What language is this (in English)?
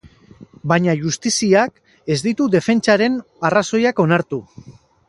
Basque